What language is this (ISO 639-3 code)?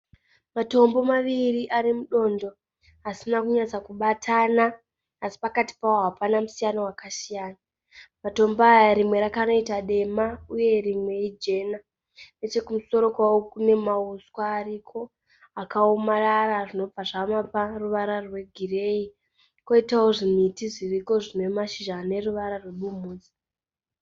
sna